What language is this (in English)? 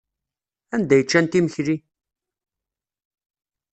Kabyle